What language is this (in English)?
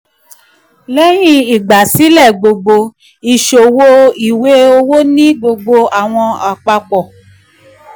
Yoruba